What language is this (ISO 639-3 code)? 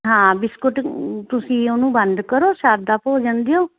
pan